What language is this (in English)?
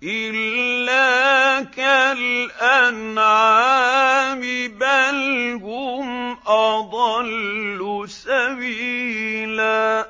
Arabic